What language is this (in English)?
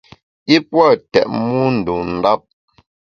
Bamun